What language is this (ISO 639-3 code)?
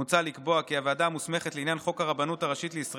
heb